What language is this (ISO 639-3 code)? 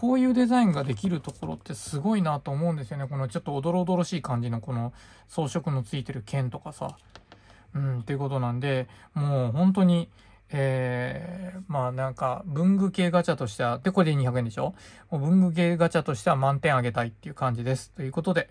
jpn